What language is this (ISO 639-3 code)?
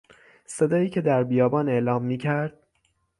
fas